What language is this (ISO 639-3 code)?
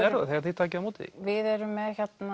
isl